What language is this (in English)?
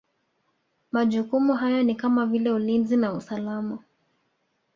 Swahili